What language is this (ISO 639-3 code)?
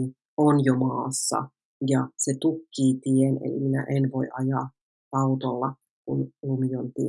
fin